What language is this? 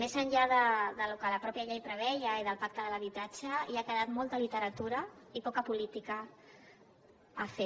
Catalan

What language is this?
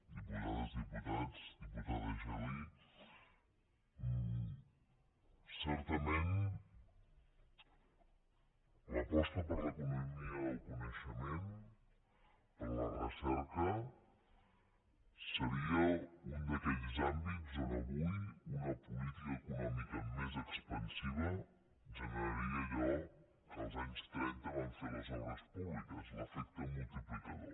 Catalan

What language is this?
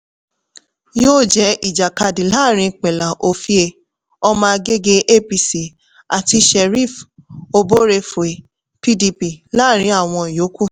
Yoruba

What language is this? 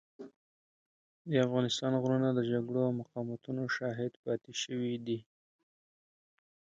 Pashto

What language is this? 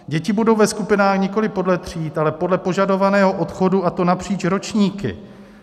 Czech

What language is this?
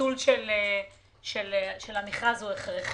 Hebrew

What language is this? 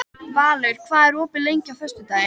Icelandic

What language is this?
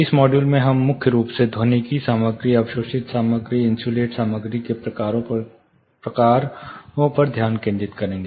Hindi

